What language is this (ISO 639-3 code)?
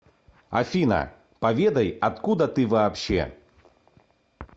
rus